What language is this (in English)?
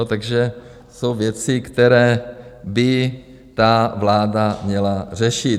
Czech